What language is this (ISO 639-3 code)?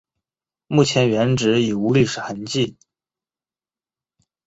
zho